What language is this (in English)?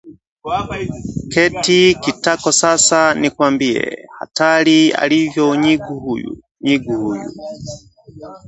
Swahili